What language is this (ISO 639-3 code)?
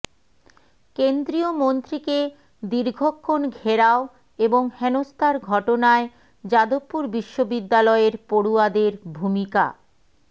ben